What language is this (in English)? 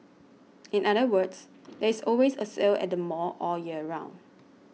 English